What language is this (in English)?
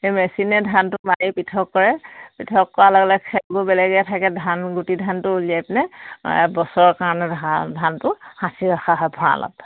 Assamese